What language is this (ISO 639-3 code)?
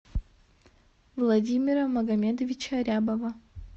rus